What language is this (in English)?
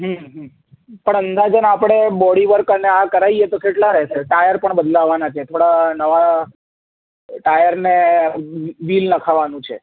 Gujarati